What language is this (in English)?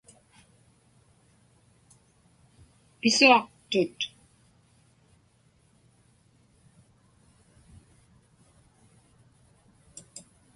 Inupiaq